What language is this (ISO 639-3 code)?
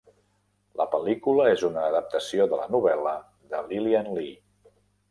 cat